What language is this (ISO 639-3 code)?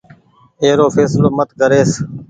gig